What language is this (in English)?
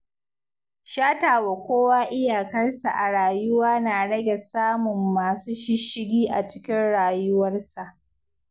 Hausa